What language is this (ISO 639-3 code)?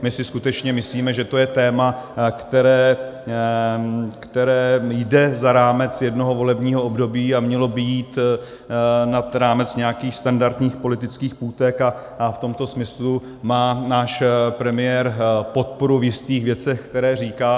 ces